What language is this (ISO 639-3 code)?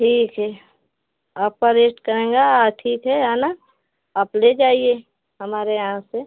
hin